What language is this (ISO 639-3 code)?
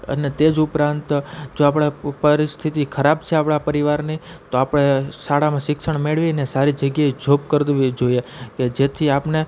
guj